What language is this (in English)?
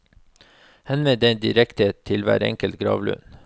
Norwegian